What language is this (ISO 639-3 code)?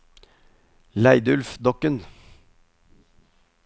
nor